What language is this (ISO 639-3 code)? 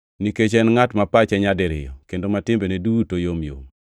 luo